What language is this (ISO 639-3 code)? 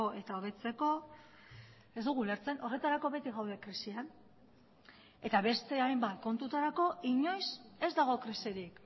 eus